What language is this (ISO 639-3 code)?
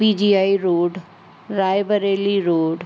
snd